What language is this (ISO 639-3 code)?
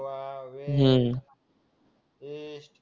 mar